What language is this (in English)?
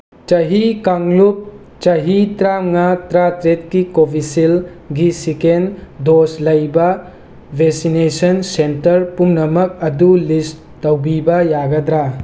Manipuri